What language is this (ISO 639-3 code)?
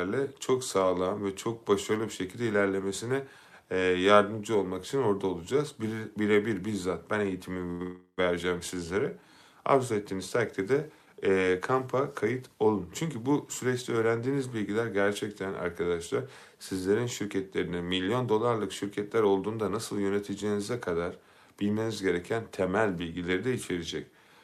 tur